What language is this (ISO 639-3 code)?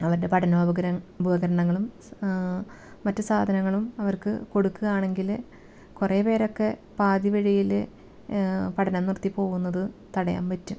mal